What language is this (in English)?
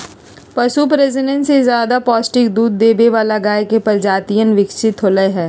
Magahi